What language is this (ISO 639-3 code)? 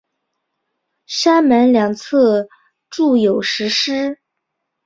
zho